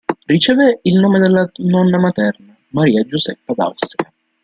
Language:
Italian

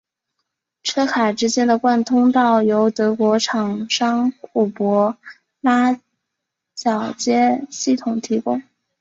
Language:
Chinese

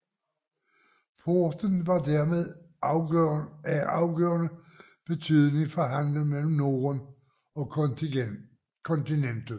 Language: Danish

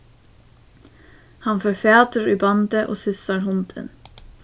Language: Faroese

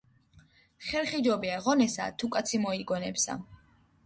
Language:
Georgian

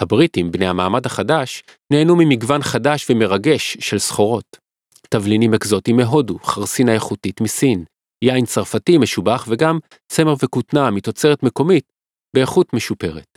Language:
Hebrew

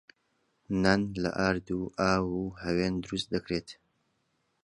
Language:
Central Kurdish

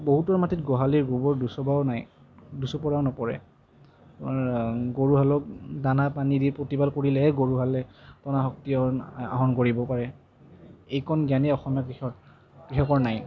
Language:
Assamese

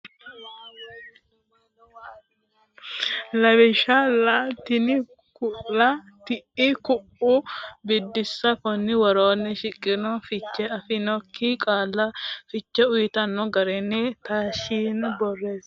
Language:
Sidamo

